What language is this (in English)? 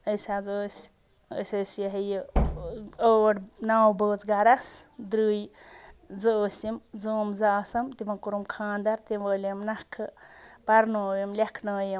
Kashmiri